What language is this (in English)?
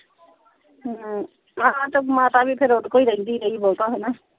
Punjabi